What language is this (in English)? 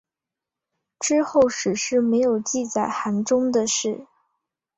Chinese